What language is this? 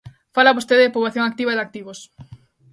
Galician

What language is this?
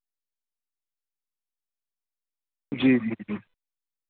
Urdu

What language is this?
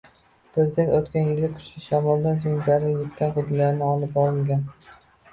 Uzbek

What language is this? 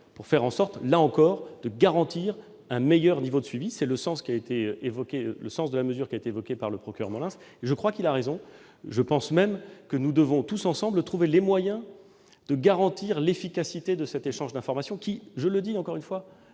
French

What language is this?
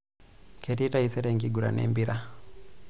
Masai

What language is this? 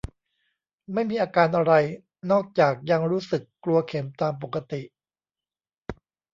Thai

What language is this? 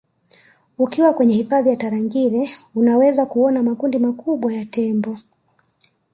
Swahili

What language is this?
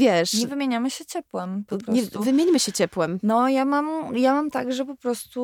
Polish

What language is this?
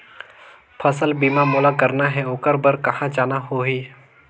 Chhattisgarhi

